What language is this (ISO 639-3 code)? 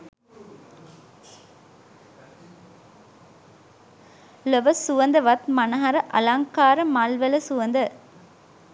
sin